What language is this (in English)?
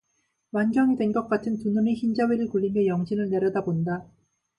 Korean